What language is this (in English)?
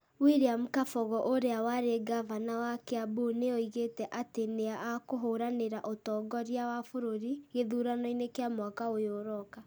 Kikuyu